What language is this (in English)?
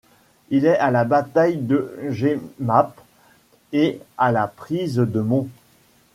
French